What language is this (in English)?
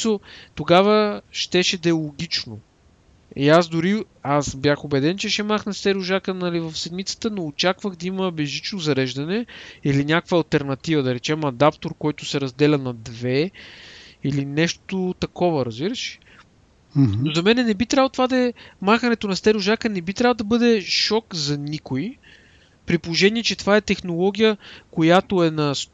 Bulgarian